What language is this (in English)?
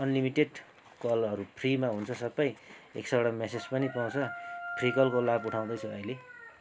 Nepali